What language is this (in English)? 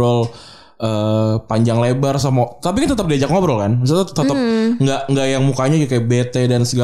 Indonesian